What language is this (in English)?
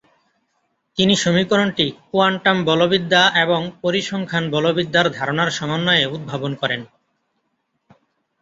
Bangla